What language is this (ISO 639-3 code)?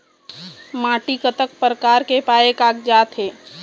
hne